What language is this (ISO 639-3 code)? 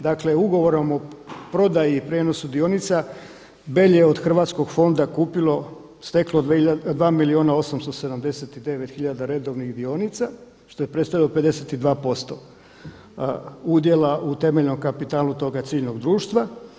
hrv